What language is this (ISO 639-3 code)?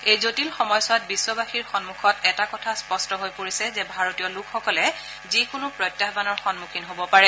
asm